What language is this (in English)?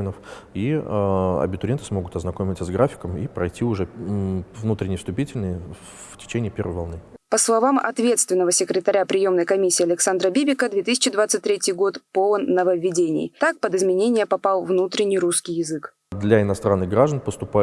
Russian